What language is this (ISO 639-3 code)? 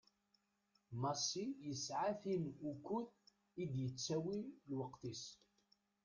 kab